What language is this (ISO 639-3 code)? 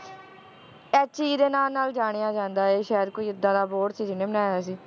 pan